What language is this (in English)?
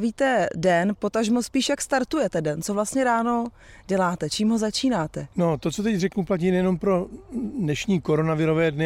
Czech